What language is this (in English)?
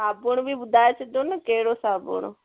Sindhi